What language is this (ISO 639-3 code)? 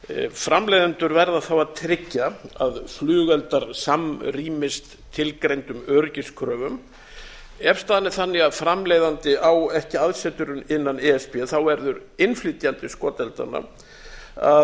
isl